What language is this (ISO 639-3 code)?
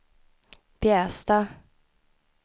swe